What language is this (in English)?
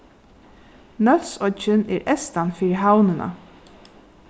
Faroese